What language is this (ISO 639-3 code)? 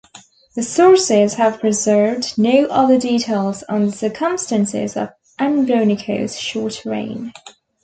eng